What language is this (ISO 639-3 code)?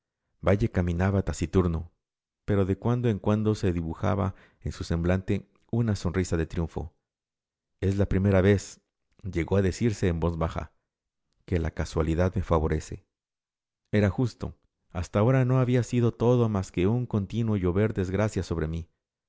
spa